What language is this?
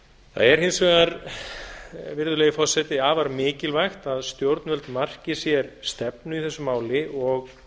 Icelandic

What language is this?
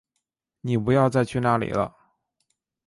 Chinese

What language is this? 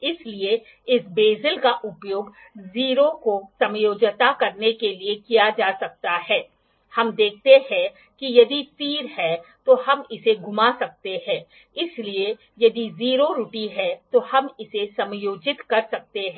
Hindi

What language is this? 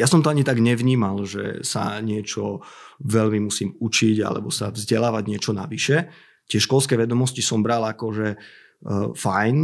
Slovak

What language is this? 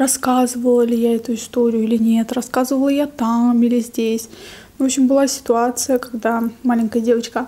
Russian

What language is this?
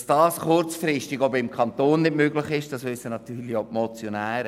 Swiss German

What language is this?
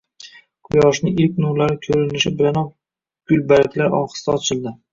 Uzbek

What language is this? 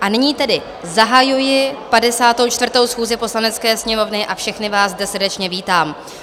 Czech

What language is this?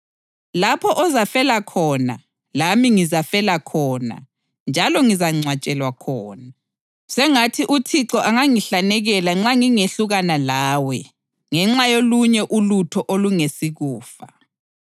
North Ndebele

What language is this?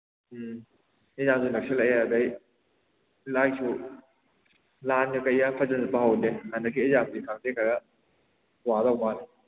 Manipuri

